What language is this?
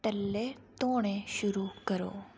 Dogri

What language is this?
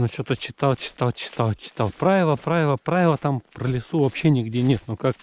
Russian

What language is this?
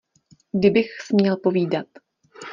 Czech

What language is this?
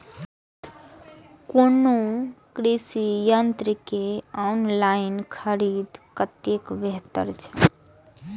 Maithili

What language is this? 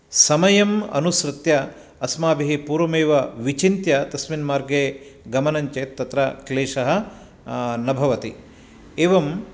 Sanskrit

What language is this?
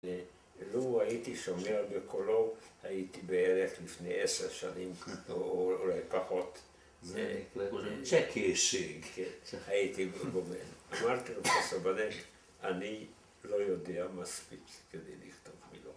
Hebrew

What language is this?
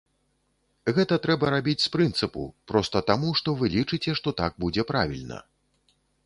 Belarusian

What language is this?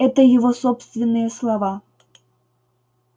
Russian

